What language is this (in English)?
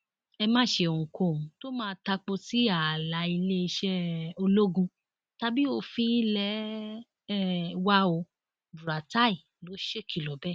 Yoruba